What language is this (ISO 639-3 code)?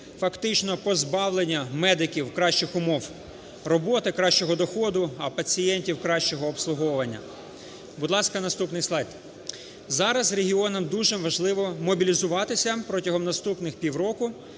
ukr